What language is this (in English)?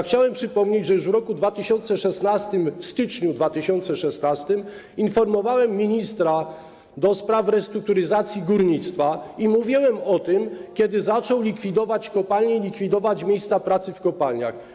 Polish